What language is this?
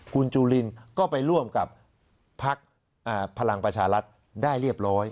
Thai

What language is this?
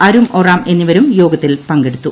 Malayalam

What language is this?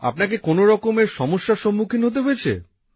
Bangla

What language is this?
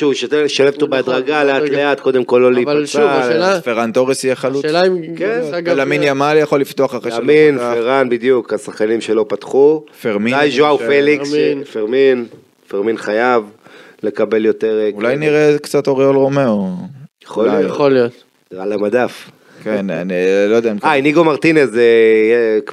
Hebrew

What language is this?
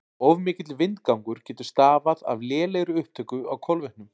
Icelandic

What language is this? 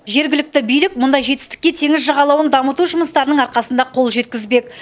Kazakh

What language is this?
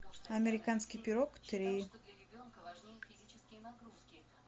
Russian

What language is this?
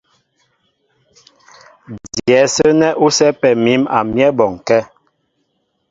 Mbo (Cameroon)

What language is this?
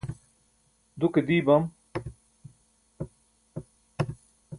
Burushaski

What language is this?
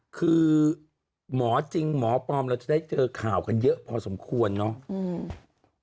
Thai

